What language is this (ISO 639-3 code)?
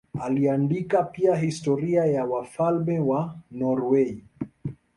swa